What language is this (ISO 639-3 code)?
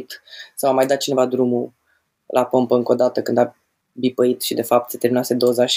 ron